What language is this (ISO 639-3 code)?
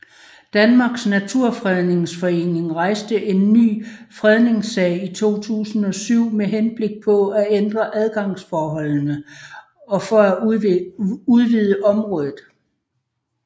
dan